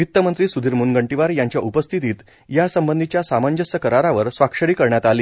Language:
Marathi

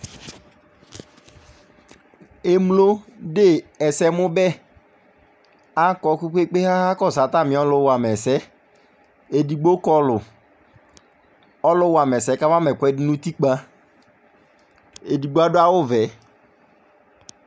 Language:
Ikposo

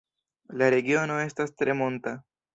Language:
Esperanto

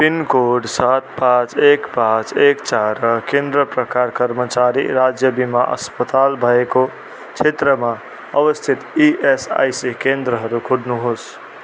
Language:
Nepali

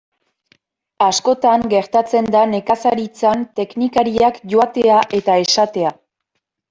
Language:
Basque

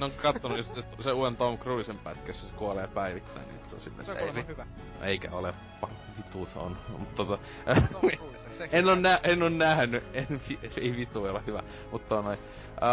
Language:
Finnish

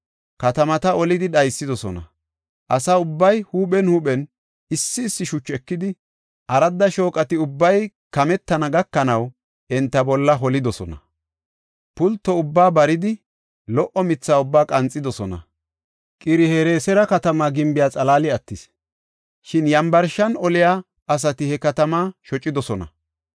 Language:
Gofa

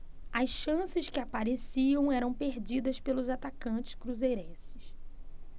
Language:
Portuguese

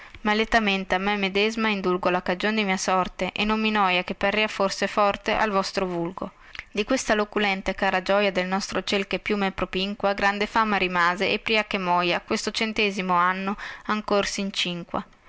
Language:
Italian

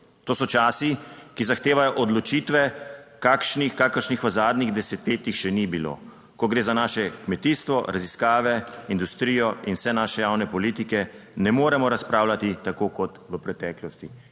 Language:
Slovenian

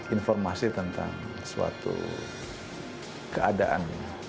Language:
Indonesian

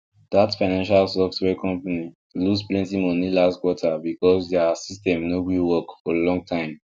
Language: Nigerian Pidgin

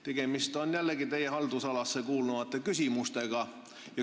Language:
Estonian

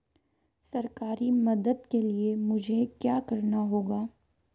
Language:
Hindi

